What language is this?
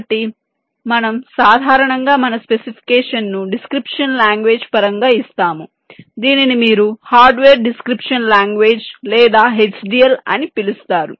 Telugu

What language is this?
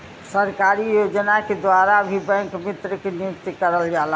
Bhojpuri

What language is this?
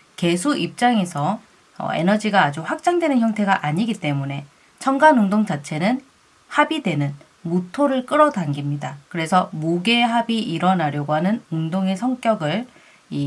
Korean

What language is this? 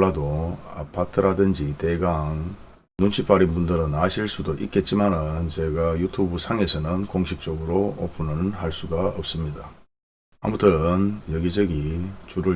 Korean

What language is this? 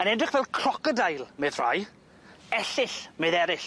Welsh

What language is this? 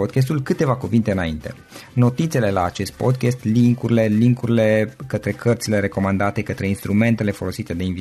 Romanian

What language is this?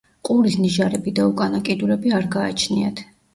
Georgian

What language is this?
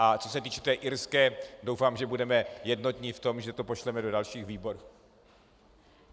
Czech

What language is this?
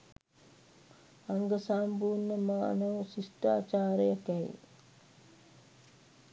Sinhala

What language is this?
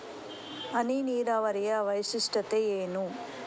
Kannada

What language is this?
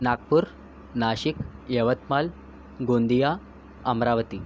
Marathi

